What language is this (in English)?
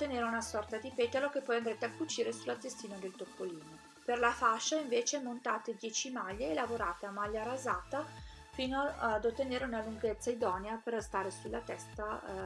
Italian